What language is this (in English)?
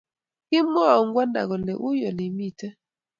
Kalenjin